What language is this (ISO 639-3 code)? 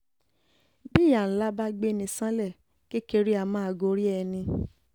yor